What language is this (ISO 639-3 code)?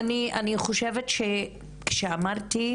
heb